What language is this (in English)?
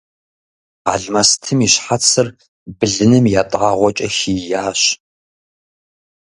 Kabardian